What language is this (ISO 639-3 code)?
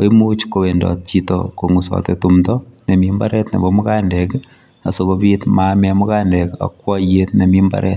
kln